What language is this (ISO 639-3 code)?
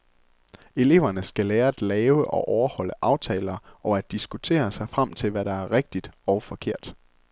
dan